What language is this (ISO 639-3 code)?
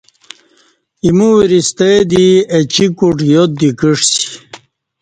bsh